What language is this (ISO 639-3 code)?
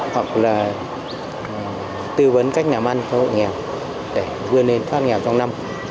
vie